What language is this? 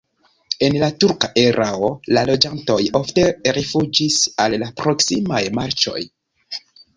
Esperanto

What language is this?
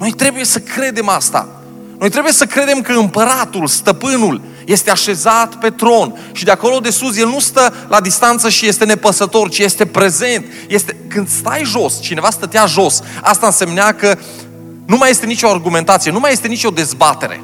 Romanian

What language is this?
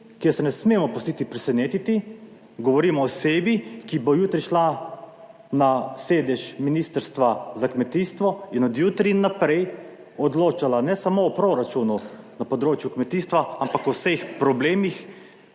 Slovenian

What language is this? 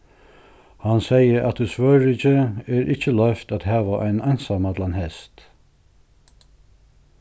Faroese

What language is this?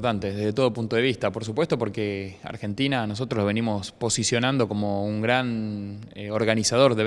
Spanish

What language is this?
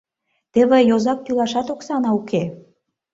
Mari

